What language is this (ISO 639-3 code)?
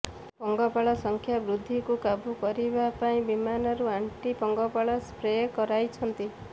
ori